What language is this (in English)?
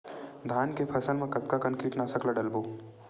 Chhattisgarhi